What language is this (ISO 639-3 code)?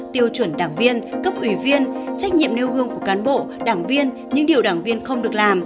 vie